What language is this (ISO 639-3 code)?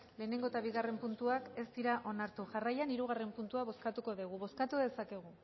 eus